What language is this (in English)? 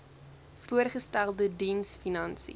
Afrikaans